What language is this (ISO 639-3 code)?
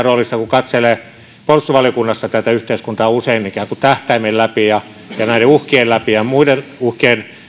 fin